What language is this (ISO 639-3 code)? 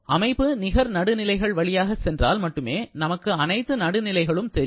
tam